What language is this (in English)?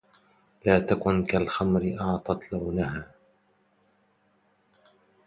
Arabic